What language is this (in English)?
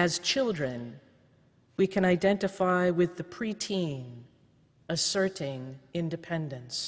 English